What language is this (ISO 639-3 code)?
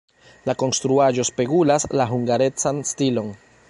epo